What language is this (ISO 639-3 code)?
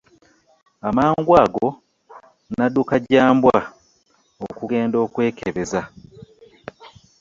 lug